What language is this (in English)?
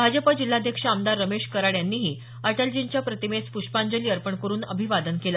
Marathi